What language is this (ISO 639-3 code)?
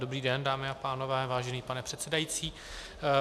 ces